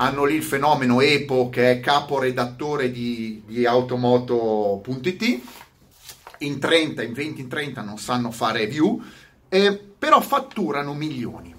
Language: Italian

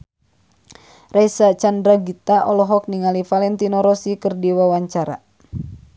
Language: Sundanese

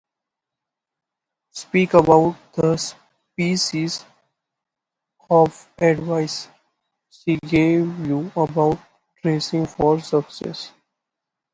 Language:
English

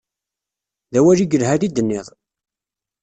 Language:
Kabyle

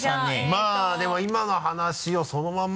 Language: Japanese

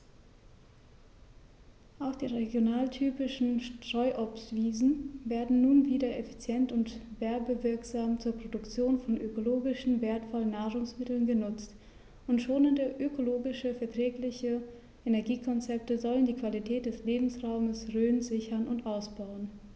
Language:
German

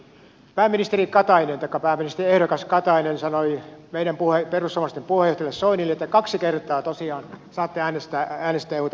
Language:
Finnish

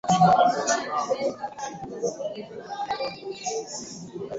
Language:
Swahili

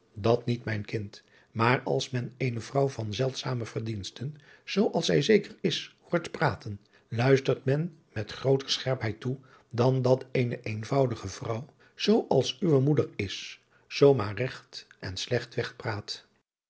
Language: Dutch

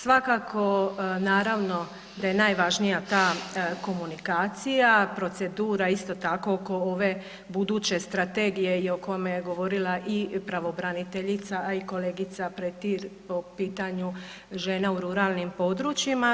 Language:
Croatian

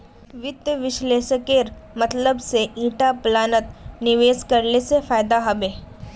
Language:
Magahi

